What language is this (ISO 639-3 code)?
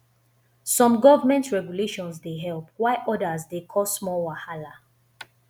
pcm